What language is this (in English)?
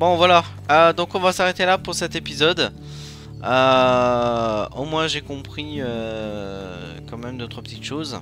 French